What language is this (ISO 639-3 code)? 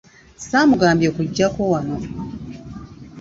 lug